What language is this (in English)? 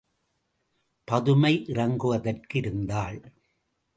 Tamil